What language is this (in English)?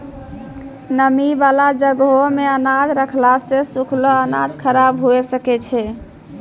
Maithili